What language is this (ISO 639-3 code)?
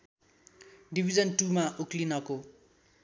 nep